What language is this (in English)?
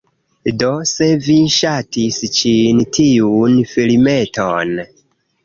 Esperanto